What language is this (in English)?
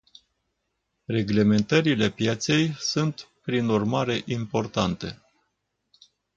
Romanian